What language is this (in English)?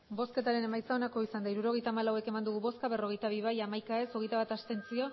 Basque